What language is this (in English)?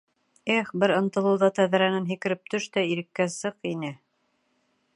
Bashkir